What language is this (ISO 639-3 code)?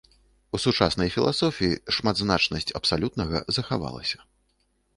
bel